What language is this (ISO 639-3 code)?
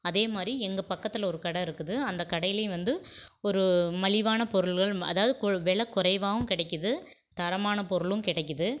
tam